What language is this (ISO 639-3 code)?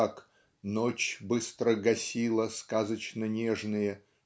rus